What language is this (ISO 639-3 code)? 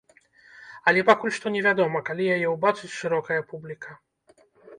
bel